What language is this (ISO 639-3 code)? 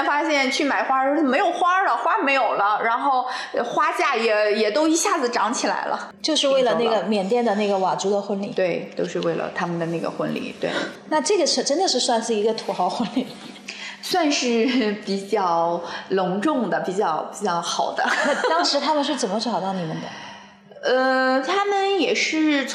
zho